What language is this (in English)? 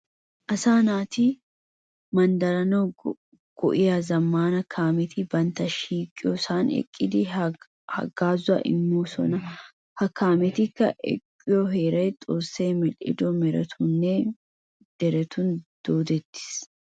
Wolaytta